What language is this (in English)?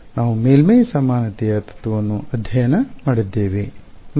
Kannada